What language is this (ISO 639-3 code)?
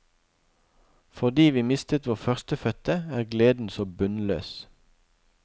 nor